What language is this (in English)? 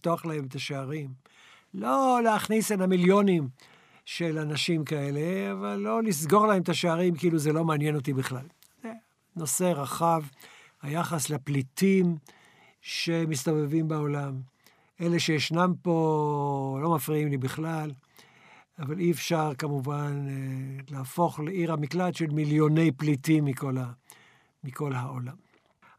Hebrew